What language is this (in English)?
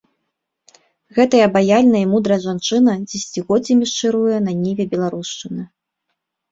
Belarusian